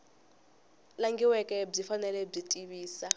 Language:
Tsonga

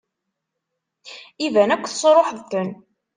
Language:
Kabyle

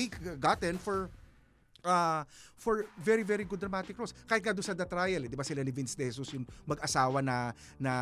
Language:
Filipino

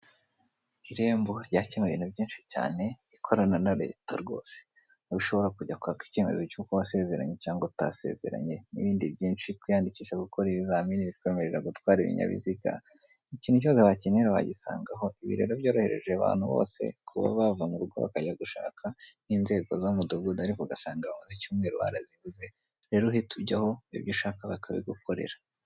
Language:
Kinyarwanda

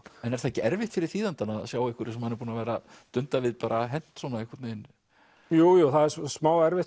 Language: Icelandic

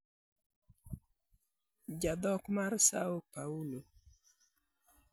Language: Luo (Kenya and Tanzania)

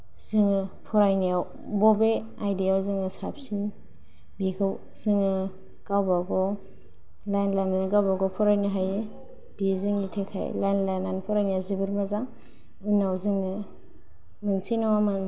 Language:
Bodo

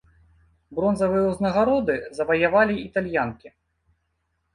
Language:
Belarusian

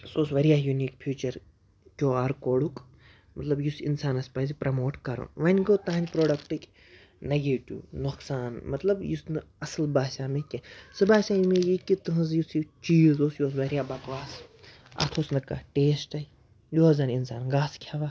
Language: Kashmiri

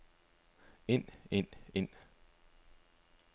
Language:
Danish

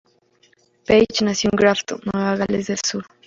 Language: Spanish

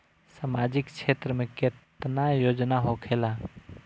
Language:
Bhojpuri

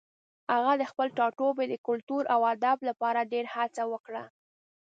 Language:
Pashto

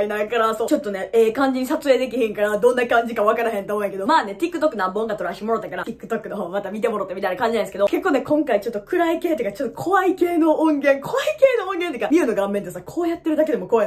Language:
Japanese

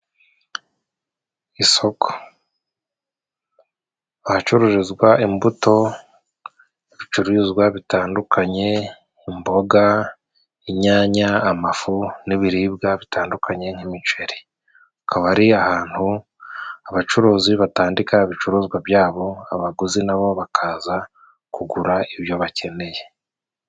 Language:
Kinyarwanda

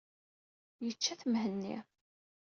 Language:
Kabyle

